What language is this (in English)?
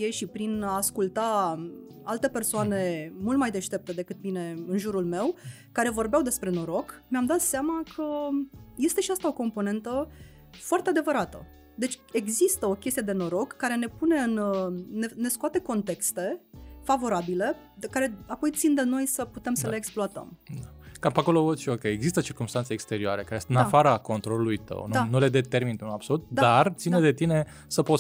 Romanian